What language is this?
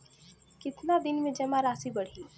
Bhojpuri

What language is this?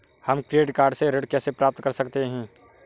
Hindi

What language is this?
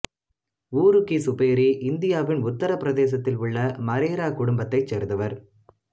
Tamil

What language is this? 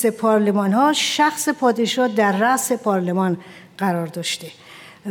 Persian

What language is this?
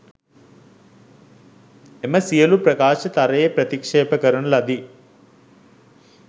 Sinhala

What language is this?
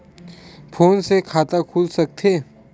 Chhattisgarhi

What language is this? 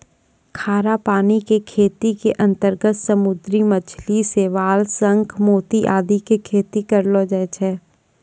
Maithili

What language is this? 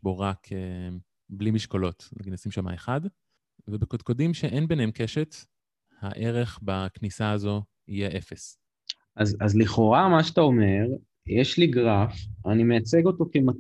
Hebrew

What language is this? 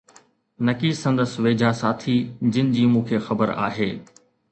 Sindhi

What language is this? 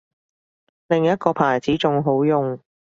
Cantonese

